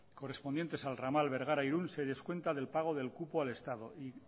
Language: Spanish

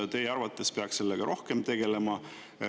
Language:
Estonian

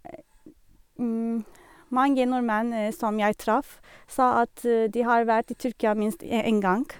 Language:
Norwegian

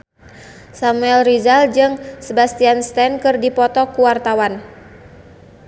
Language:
Sundanese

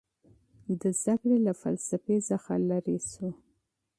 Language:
Pashto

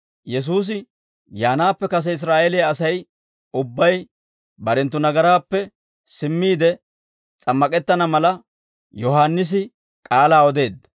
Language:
Dawro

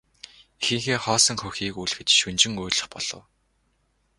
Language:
Mongolian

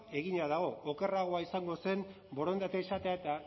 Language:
Basque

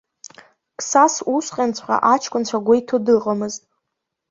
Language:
Abkhazian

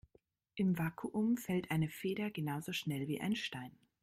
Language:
German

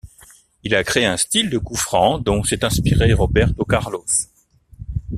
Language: French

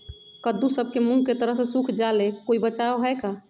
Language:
Magahi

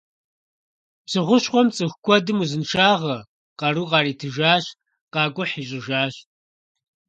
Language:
Kabardian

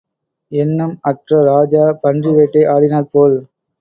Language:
Tamil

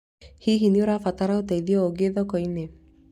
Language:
Kikuyu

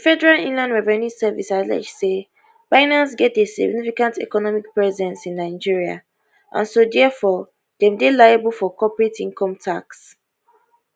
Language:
Nigerian Pidgin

